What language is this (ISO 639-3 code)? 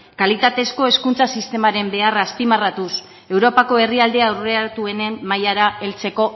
eus